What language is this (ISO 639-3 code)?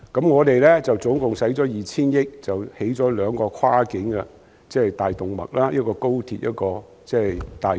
yue